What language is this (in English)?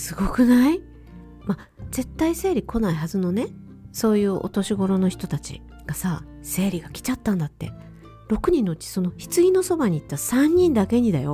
Japanese